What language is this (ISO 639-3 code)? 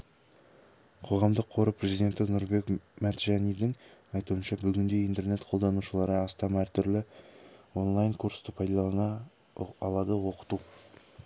kaz